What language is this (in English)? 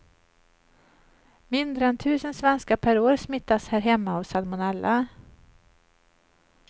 Swedish